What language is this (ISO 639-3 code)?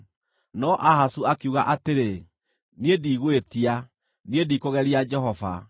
kik